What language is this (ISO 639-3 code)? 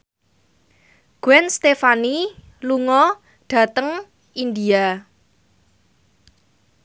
jav